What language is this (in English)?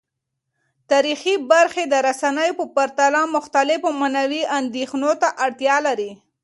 Pashto